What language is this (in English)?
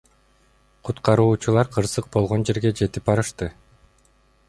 Kyrgyz